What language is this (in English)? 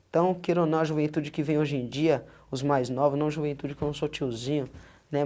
Portuguese